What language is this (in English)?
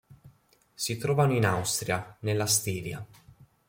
Italian